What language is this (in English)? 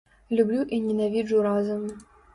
Belarusian